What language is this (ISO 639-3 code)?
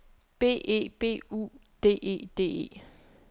dan